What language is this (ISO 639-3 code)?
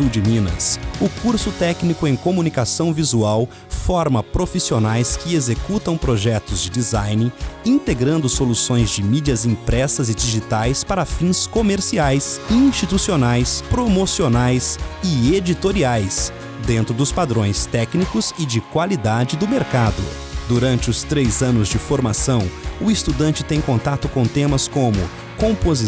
por